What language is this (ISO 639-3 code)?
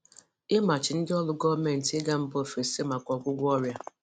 ibo